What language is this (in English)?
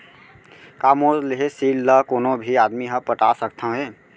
Chhattisgarhi